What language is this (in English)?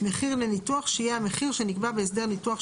Hebrew